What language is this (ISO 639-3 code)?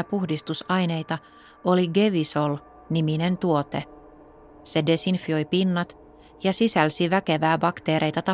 fin